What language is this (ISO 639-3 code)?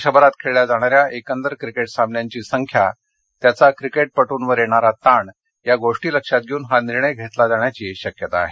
mar